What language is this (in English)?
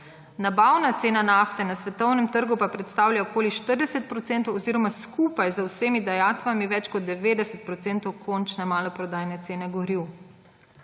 Slovenian